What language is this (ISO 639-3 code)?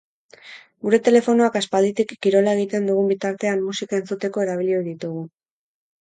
eus